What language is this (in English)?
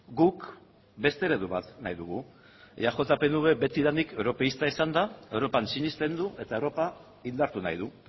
Basque